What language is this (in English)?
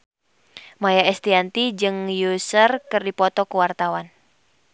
Sundanese